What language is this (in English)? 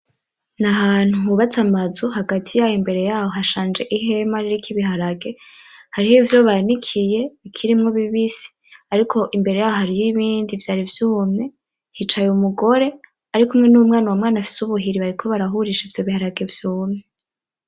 Rundi